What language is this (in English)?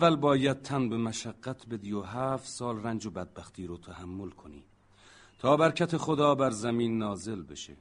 Persian